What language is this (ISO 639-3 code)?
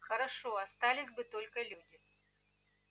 rus